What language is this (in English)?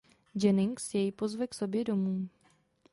Czech